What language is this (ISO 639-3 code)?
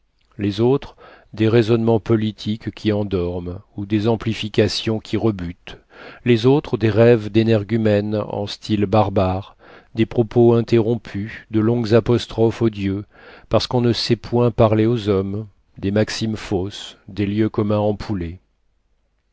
fra